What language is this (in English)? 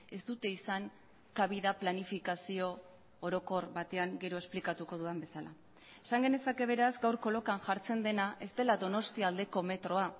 Basque